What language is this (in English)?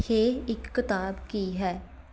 Punjabi